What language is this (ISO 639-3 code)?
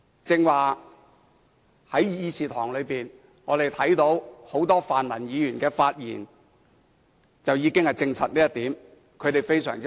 yue